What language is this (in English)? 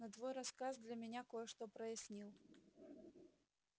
Russian